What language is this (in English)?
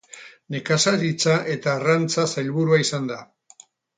Basque